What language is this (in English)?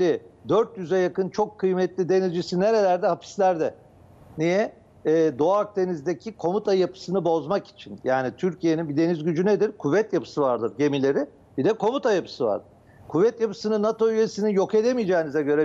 Turkish